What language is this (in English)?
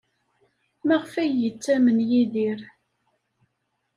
Kabyle